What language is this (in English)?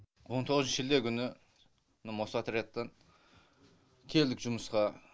Kazakh